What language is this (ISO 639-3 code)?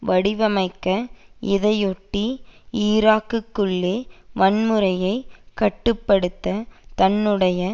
tam